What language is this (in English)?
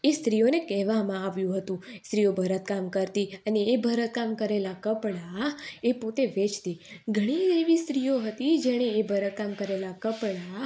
Gujarati